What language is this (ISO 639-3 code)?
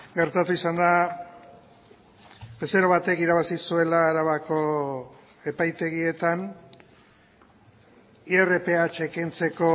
eus